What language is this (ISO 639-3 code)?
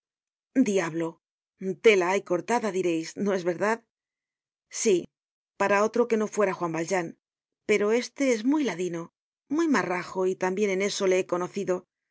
spa